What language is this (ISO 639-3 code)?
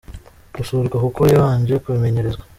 kin